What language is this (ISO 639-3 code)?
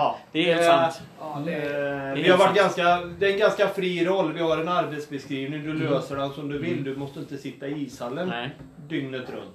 swe